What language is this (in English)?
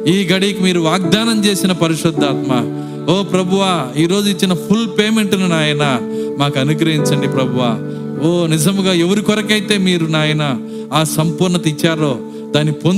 Telugu